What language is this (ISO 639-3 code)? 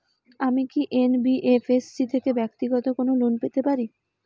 ben